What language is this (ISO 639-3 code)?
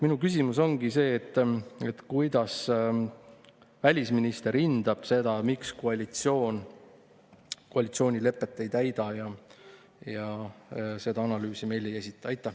est